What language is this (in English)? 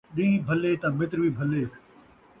Saraiki